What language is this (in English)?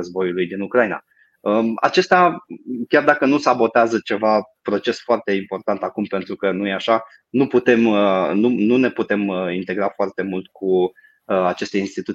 Romanian